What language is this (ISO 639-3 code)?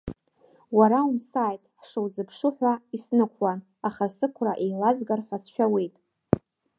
abk